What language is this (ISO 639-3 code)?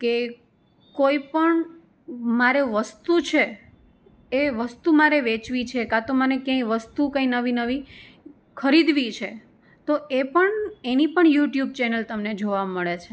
guj